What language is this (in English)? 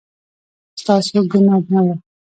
Pashto